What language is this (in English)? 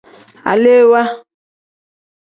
Tem